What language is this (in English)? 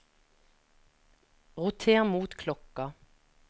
Norwegian